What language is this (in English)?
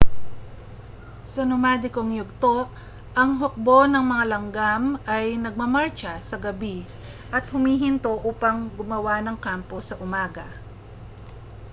Filipino